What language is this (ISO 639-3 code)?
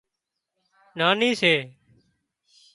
kxp